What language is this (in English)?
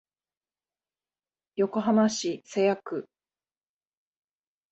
Japanese